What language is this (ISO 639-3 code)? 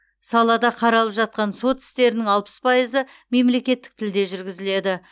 kaz